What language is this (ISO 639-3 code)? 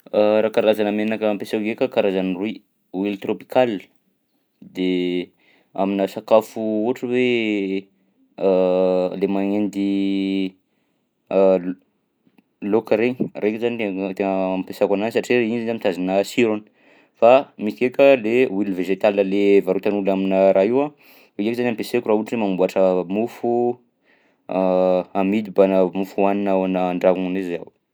bzc